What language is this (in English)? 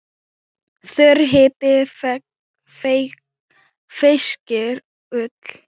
Icelandic